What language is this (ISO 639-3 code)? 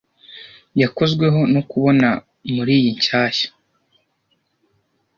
kin